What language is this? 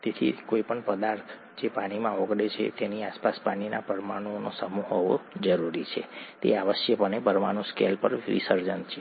Gujarati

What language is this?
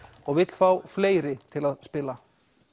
Icelandic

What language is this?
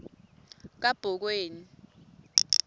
Swati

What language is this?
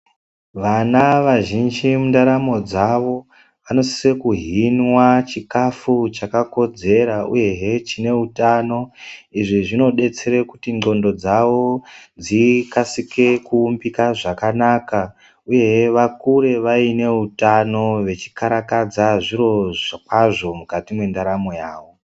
Ndau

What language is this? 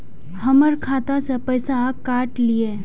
Maithili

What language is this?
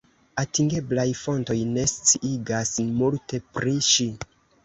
Esperanto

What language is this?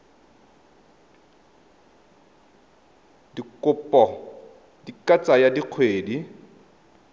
Tswana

